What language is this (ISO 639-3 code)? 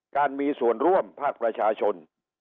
tha